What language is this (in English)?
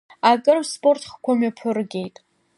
Abkhazian